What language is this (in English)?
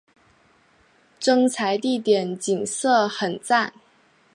Chinese